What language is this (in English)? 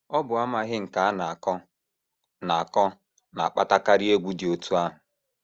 Igbo